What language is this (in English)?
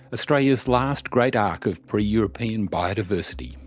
English